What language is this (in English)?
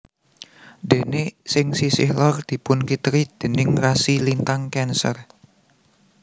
Javanese